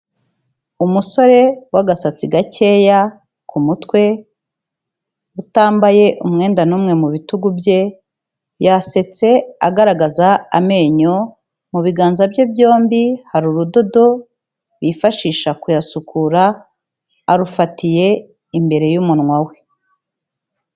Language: Kinyarwanda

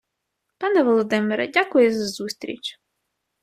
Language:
Ukrainian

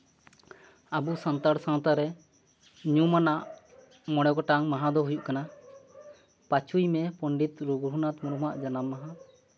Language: Santali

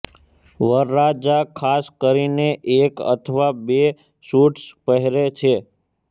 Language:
Gujarati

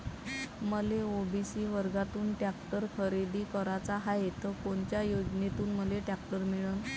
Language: Marathi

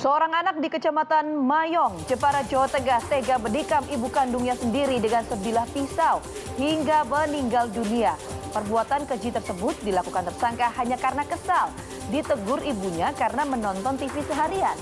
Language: Indonesian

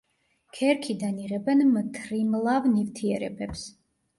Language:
Georgian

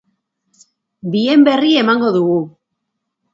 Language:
Basque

